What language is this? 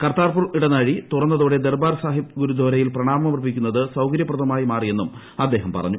Malayalam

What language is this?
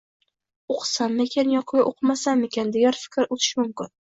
Uzbek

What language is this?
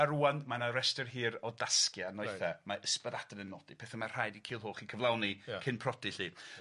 Welsh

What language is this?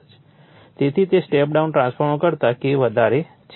Gujarati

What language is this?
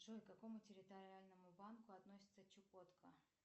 Russian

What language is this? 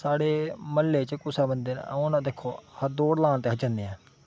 Dogri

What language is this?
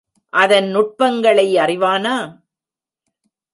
Tamil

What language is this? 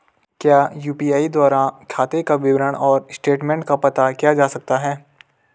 Hindi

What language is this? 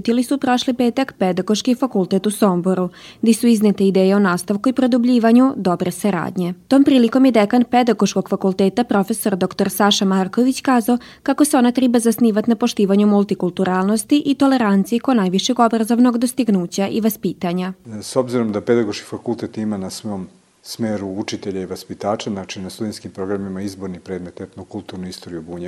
Croatian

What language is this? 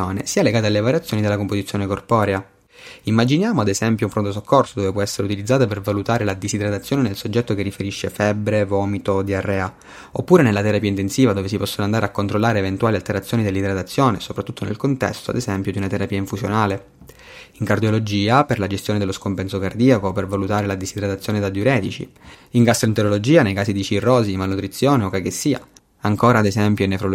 Italian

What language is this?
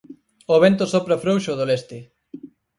Galician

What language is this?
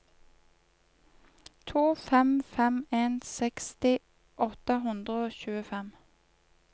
Norwegian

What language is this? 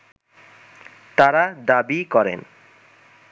Bangla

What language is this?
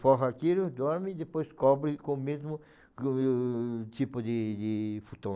Portuguese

